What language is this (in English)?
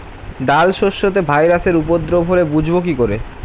Bangla